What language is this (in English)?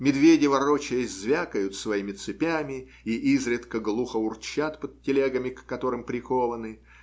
Russian